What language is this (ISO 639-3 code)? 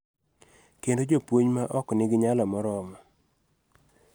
luo